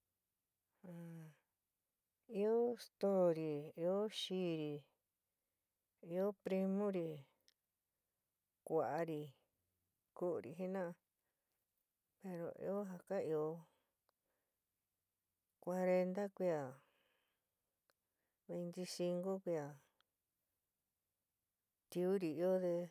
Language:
San Miguel El Grande Mixtec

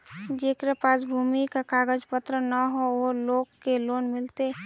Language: Magahi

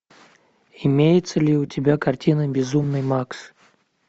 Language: Russian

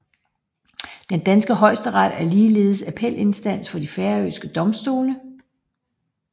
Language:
Danish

